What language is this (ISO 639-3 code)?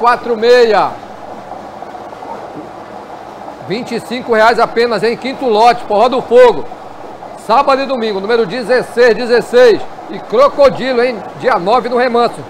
por